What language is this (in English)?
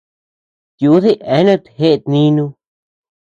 Tepeuxila Cuicatec